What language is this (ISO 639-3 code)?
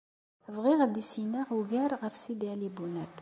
kab